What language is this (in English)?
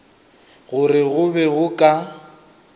Northern Sotho